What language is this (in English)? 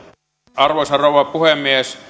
Finnish